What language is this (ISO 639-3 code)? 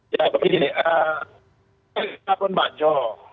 ind